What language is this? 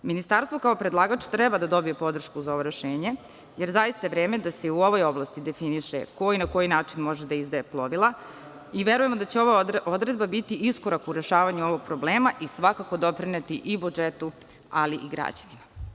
Serbian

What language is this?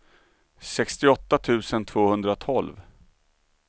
Swedish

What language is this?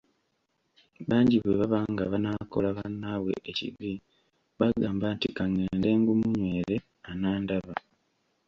Ganda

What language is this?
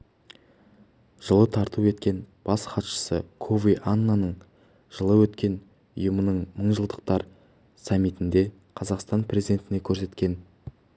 Kazakh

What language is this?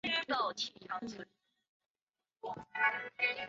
Chinese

